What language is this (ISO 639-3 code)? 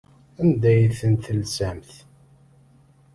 kab